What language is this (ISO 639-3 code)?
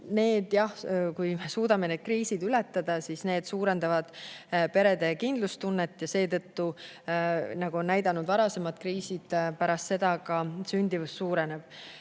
est